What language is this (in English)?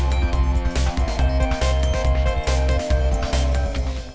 Vietnamese